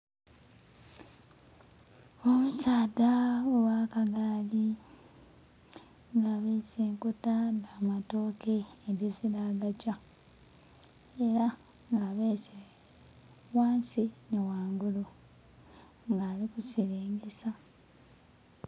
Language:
Soga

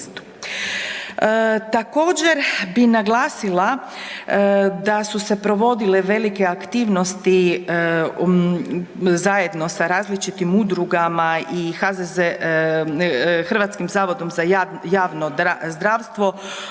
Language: Croatian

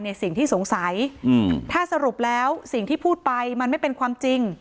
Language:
Thai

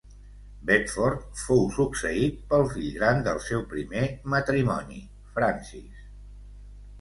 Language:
Catalan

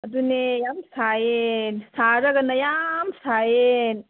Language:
Manipuri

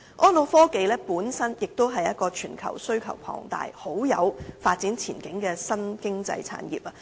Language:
Cantonese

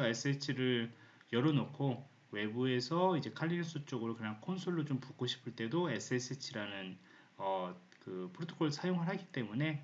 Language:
Korean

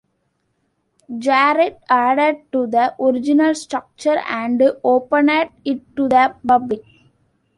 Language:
English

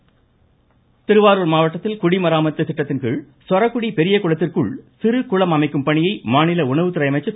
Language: Tamil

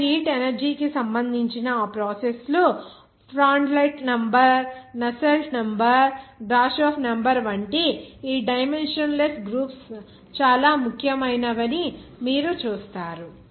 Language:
Telugu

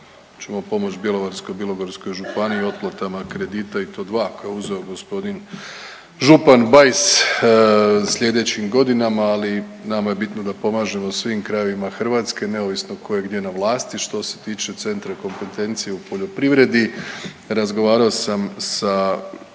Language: Croatian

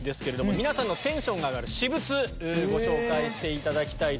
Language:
Japanese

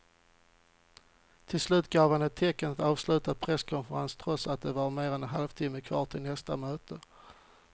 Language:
Swedish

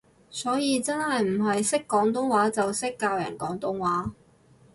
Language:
Cantonese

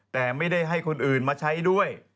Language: Thai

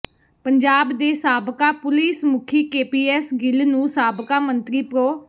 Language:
Punjabi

